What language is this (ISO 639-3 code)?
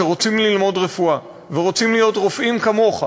heb